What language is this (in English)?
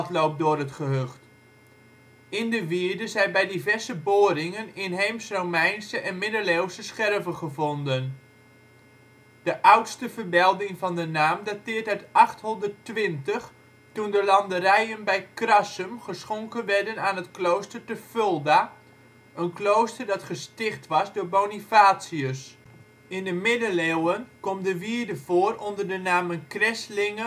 Dutch